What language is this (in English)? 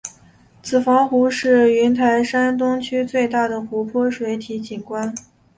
Chinese